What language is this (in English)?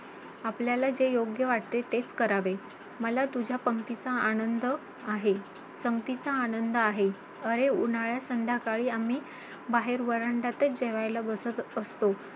Marathi